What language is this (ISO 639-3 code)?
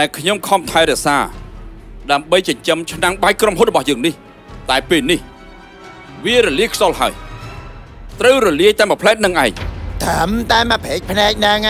tha